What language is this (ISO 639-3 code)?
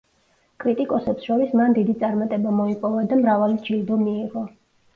kat